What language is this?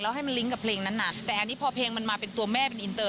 Thai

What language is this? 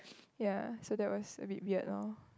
English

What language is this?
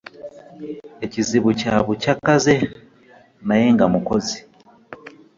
Ganda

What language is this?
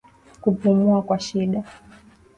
Swahili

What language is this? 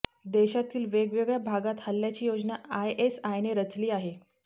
Marathi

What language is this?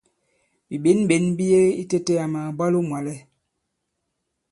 Bankon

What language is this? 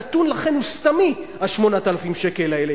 Hebrew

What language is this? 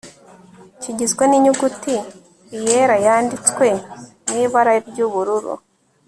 Kinyarwanda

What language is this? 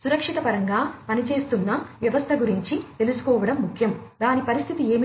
Telugu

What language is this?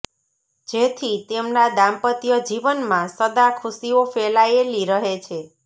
Gujarati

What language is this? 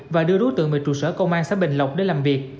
Vietnamese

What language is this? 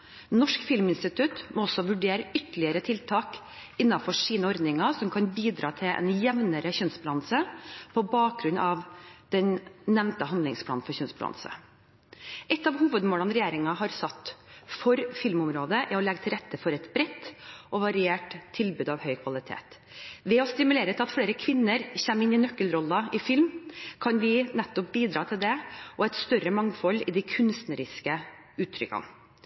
Norwegian Bokmål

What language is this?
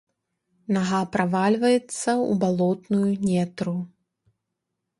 Belarusian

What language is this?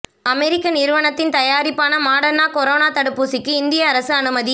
Tamil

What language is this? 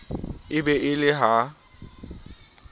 Southern Sotho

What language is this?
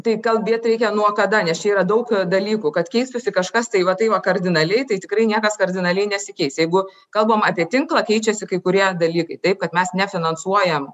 Lithuanian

